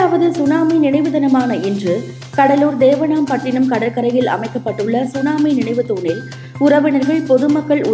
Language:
Tamil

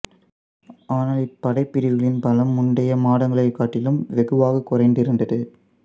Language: Tamil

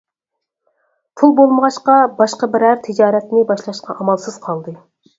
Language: Uyghur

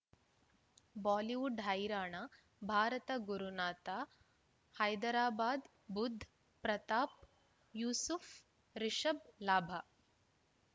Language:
Kannada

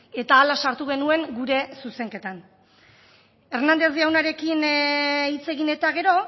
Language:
Basque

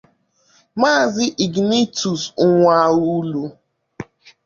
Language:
Igbo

